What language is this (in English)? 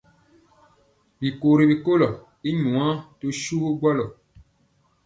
Mpiemo